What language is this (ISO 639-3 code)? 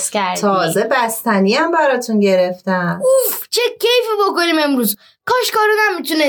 fas